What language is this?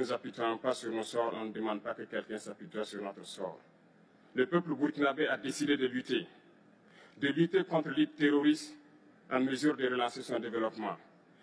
French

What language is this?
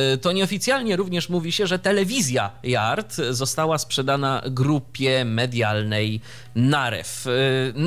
Polish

